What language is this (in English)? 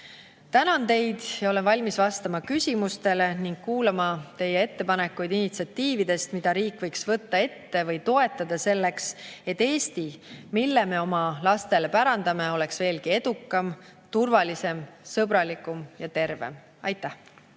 Estonian